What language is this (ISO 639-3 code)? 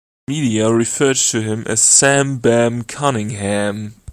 eng